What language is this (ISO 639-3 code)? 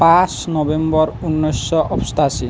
asm